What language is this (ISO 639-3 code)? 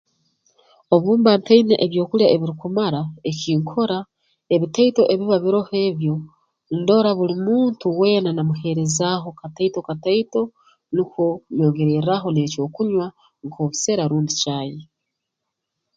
ttj